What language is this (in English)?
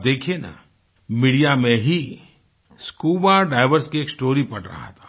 Hindi